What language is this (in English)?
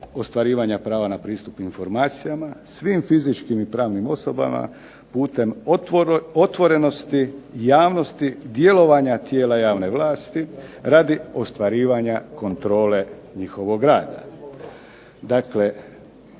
Croatian